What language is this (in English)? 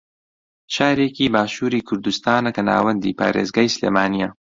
Central Kurdish